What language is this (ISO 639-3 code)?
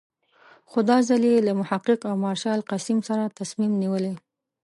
pus